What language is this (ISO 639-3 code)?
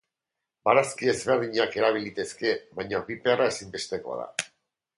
eus